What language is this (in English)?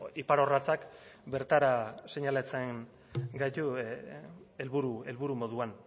Basque